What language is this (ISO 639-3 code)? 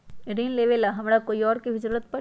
mag